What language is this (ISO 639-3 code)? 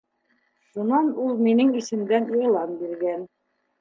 bak